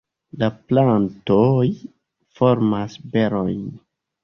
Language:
Esperanto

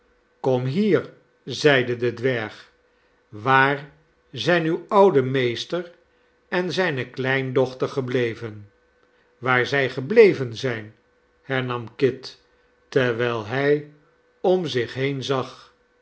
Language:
Dutch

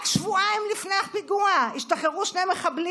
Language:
Hebrew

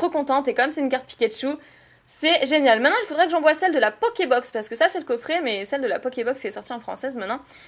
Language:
French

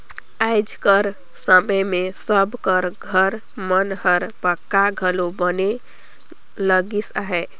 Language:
Chhattisgarhi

